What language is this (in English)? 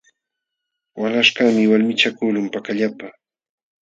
Jauja Wanca Quechua